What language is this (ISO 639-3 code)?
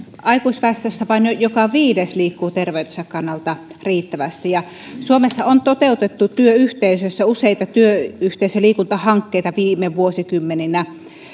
fin